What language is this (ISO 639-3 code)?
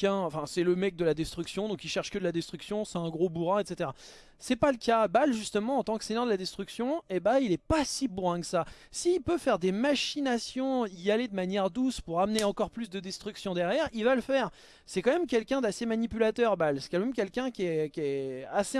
fra